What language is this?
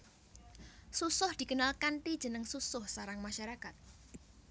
Javanese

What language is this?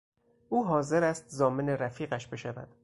Persian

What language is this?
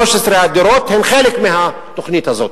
Hebrew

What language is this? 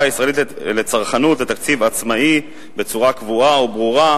Hebrew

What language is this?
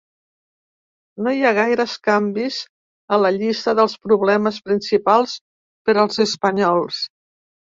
Catalan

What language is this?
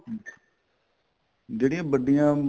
Punjabi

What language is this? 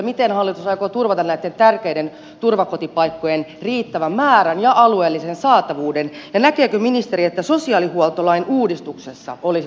Finnish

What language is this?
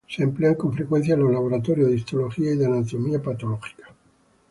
Spanish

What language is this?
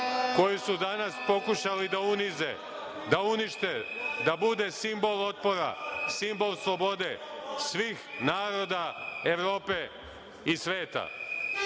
Serbian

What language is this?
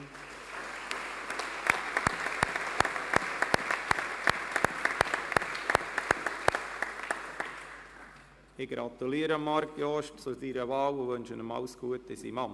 Swiss German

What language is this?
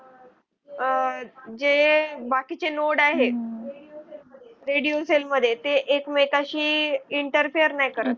Marathi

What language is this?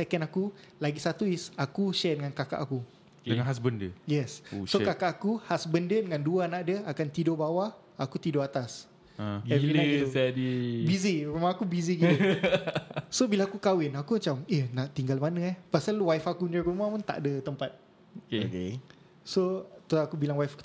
Malay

